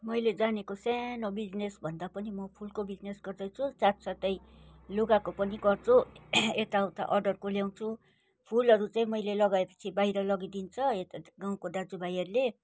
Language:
Nepali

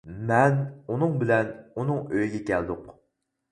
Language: Uyghur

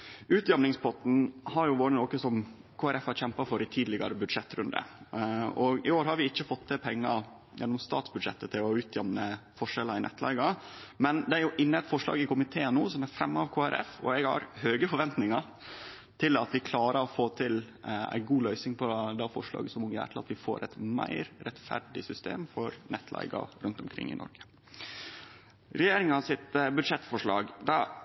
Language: Norwegian Nynorsk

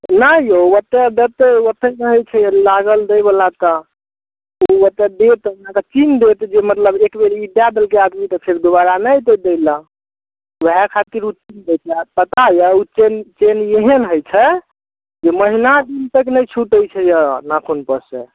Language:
Maithili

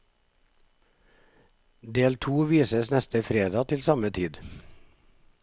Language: Norwegian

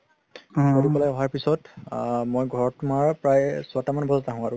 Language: Assamese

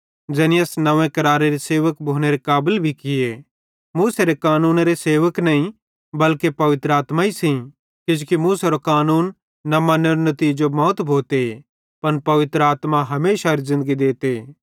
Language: Bhadrawahi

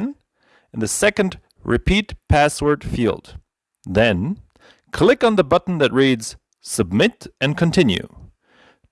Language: English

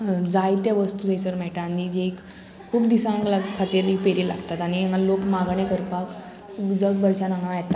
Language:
Konkani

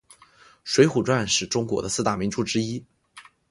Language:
Chinese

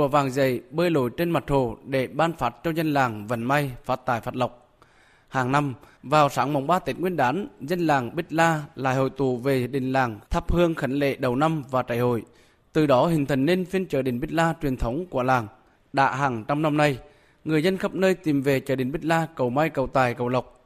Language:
Vietnamese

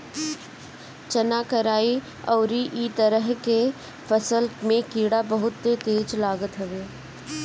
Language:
Bhojpuri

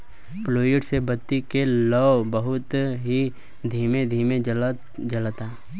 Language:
Bhojpuri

